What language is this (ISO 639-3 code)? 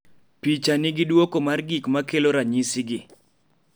luo